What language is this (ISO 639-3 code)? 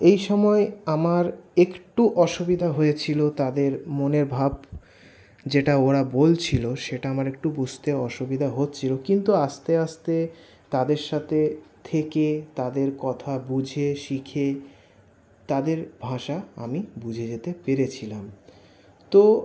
ben